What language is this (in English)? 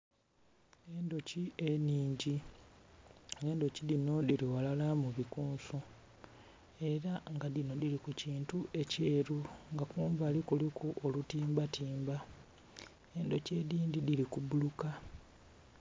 Soga